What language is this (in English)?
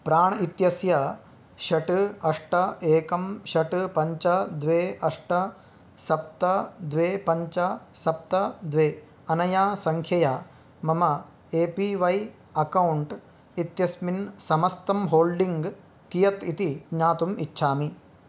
Sanskrit